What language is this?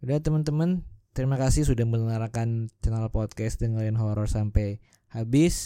Indonesian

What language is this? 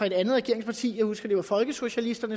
Danish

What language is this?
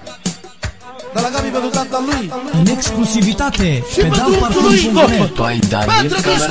Romanian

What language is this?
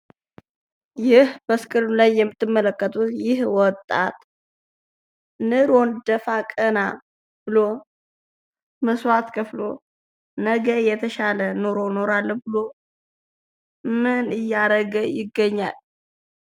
Amharic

